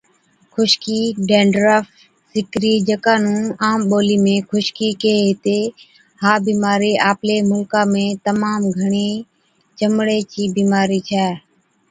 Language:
Od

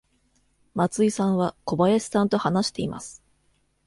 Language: Japanese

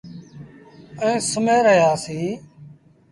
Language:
Sindhi Bhil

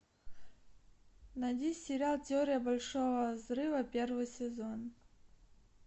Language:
Russian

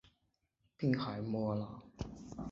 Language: Chinese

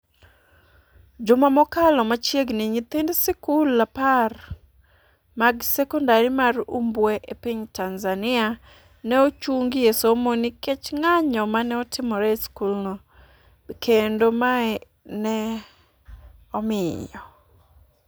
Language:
Luo (Kenya and Tanzania)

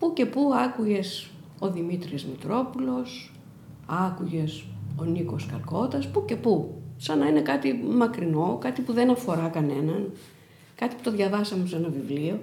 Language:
Greek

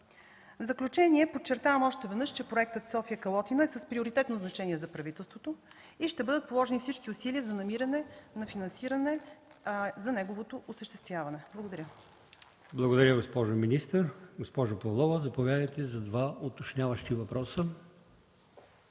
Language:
Bulgarian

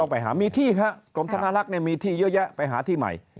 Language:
Thai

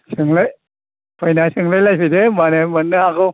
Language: Bodo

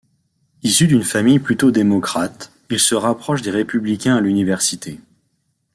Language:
French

